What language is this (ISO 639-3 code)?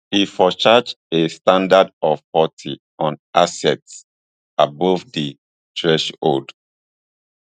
pcm